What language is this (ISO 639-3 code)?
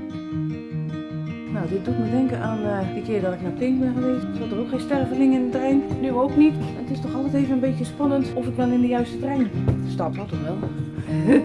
nld